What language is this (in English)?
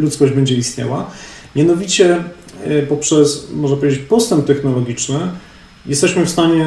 Polish